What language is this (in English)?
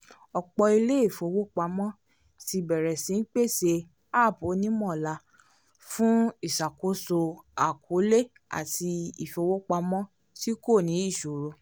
Yoruba